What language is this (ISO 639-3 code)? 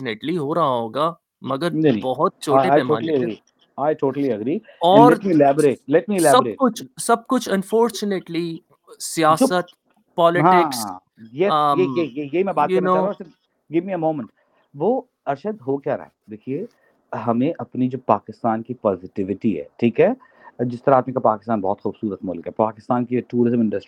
urd